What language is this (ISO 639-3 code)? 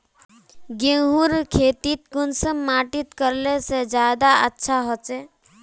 mag